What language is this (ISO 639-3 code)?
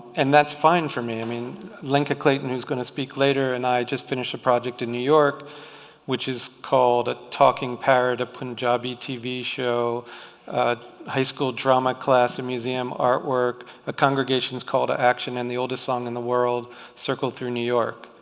eng